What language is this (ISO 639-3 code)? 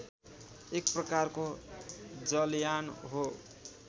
nep